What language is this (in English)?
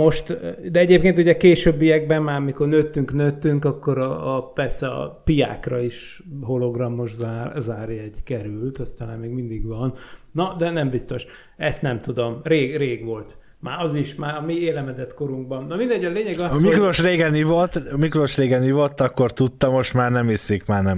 Hungarian